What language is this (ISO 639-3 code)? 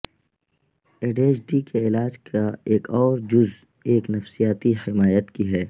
urd